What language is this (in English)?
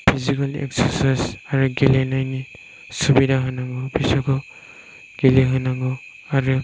Bodo